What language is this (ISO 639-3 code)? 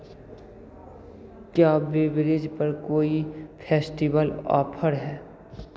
hin